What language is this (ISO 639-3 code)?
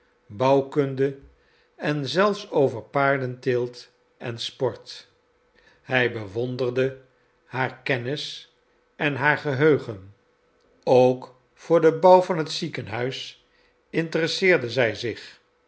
nld